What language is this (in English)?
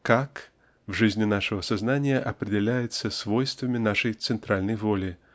Russian